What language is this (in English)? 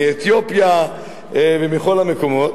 Hebrew